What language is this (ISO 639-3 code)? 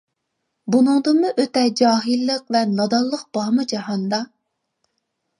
uig